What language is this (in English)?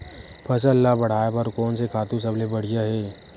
Chhattisgarhi